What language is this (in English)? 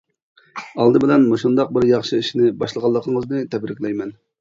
Uyghur